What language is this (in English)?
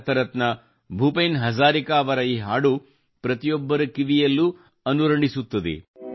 Kannada